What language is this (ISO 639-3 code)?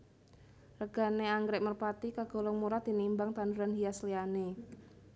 jav